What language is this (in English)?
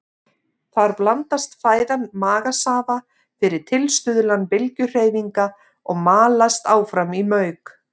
Icelandic